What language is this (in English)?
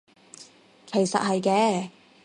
Cantonese